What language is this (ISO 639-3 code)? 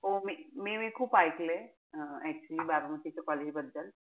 mar